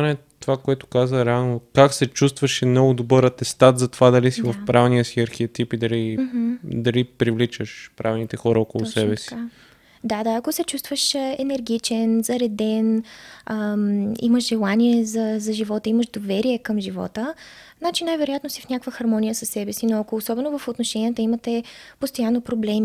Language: Bulgarian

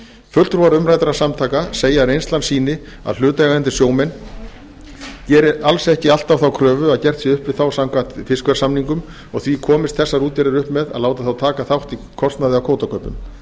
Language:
Icelandic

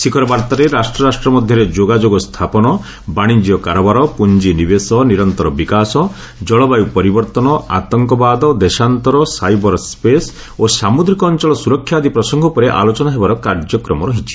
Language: Odia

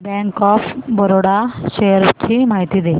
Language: Marathi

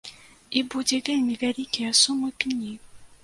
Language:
Belarusian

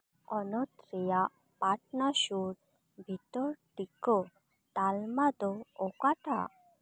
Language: Santali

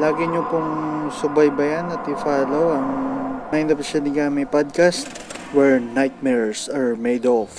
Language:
Filipino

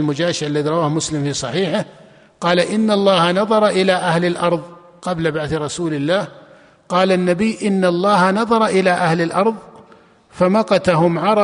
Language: Arabic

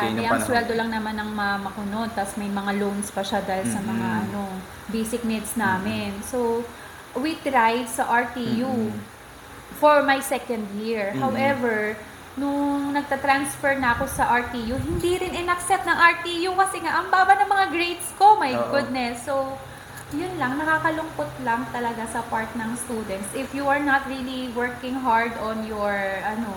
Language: Filipino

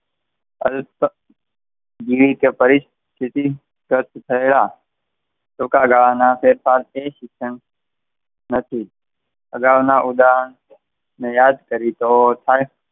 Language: Gujarati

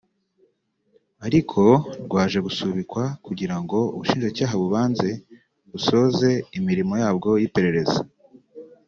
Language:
Kinyarwanda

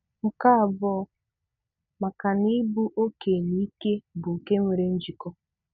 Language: Igbo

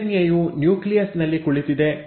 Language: Kannada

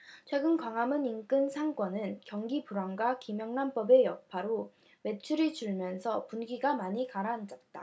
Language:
Korean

